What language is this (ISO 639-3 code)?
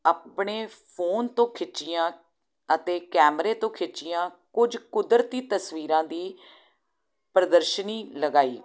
pan